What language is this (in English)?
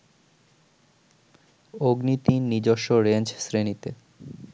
Bangla